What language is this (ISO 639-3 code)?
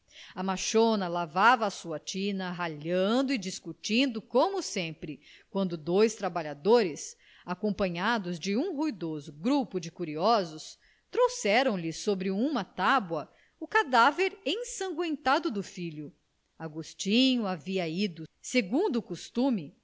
por